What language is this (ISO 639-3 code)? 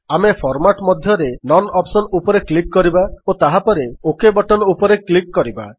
ori